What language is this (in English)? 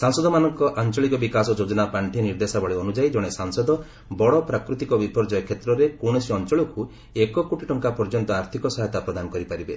Odia